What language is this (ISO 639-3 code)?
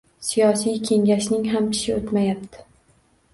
uzb